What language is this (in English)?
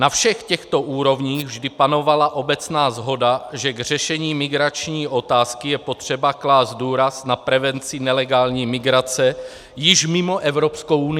Czech